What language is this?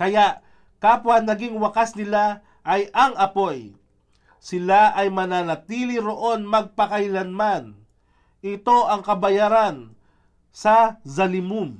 Filipino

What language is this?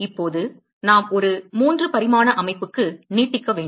Tamil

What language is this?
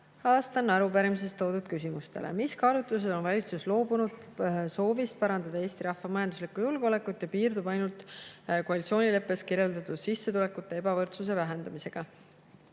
Estonian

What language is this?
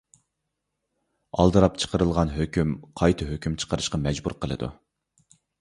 Uyghur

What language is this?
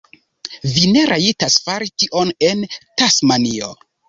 Esperanto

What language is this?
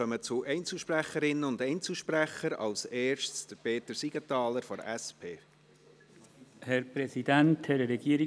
Swiss German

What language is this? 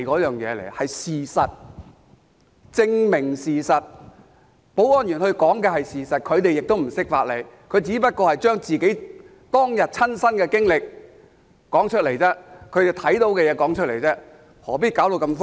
Cantonese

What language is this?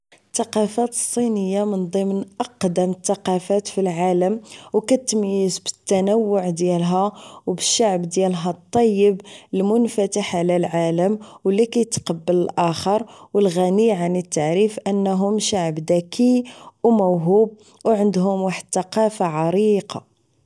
Moroccan Arabic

